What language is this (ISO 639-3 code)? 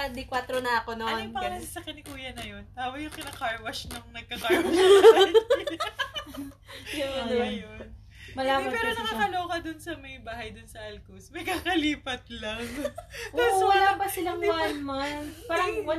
fil